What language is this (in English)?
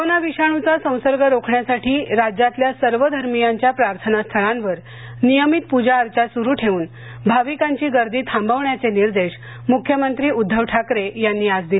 Marathi